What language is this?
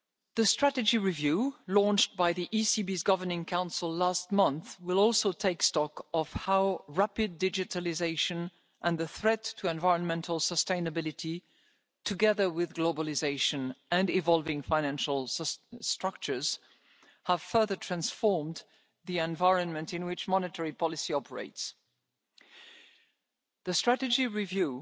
English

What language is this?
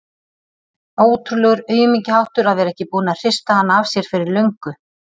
Icelandic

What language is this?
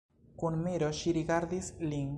Esperanto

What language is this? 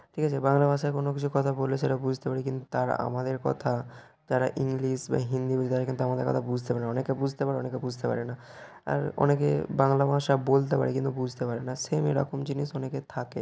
Bangla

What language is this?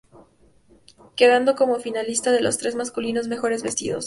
Spanish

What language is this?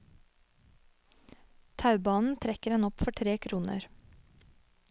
Norwegian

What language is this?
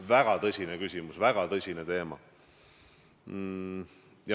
Estonian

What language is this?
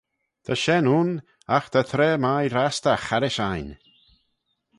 Manx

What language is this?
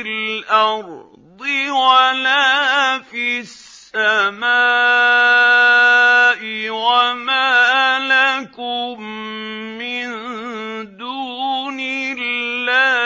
Arabic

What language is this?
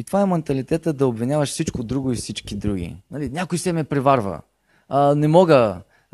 Bulgarian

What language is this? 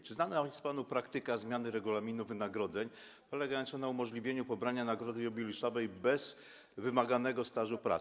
Polish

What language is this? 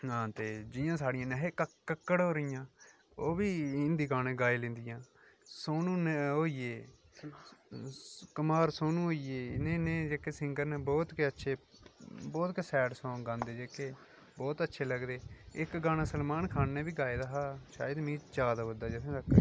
Dogri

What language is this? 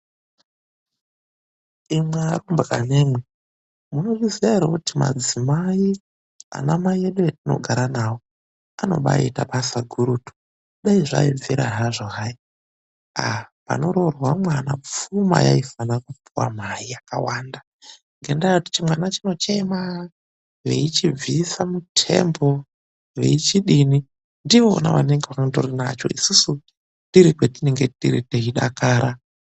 Ndau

